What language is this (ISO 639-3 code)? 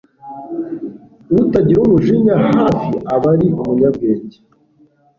kin